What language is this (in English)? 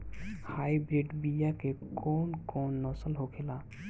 Bhojpuri